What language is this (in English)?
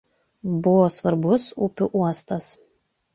Lithuanian